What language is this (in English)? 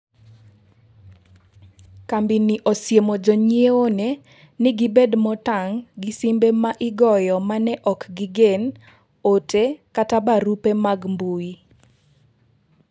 Luo (Kenya and Tanzania)